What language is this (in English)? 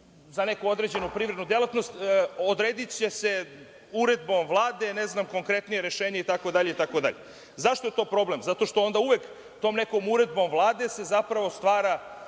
Serbian